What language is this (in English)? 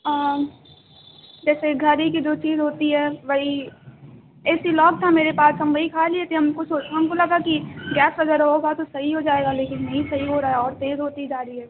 Urdu